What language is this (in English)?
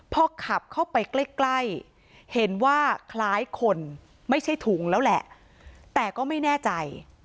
Thai